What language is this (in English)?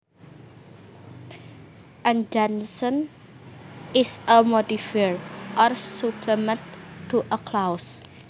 Javanese